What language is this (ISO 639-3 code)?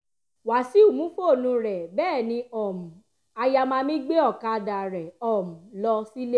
yor